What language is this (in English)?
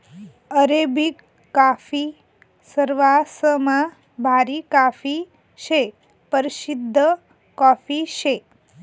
Marathi